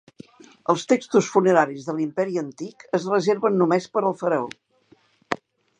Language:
Catalan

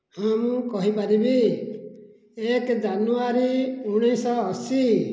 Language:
Odia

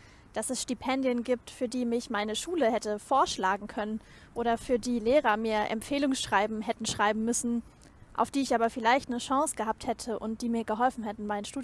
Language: German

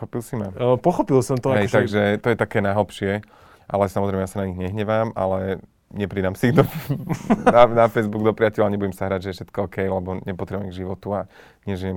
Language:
Slovak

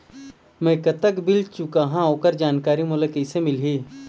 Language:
Chhattisgarhi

